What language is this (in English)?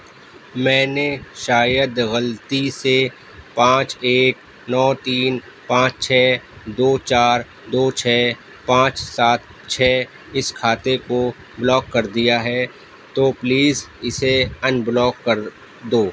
Urdu